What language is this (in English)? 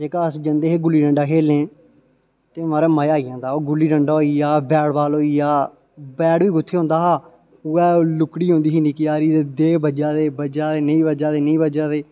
Dogri